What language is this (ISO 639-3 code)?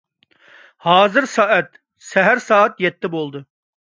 uig